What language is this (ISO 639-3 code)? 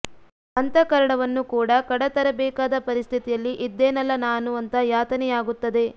kan